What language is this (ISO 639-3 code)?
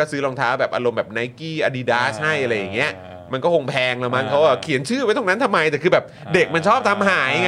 tha